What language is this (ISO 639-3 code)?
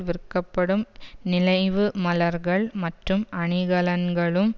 tam